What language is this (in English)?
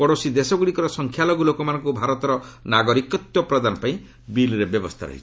Odia